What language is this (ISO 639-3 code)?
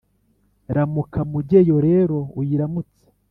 kin